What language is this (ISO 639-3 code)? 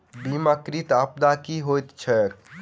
mai